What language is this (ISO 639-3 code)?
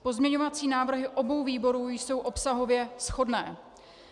ces